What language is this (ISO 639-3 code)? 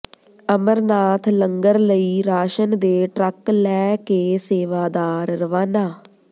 pan